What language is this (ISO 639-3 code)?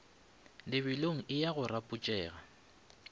nso